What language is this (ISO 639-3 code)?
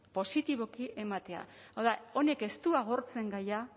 eus